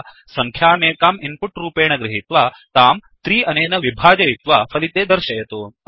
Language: Sanskrit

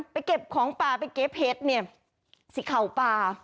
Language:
Thai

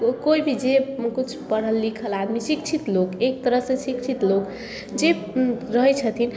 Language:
Maithili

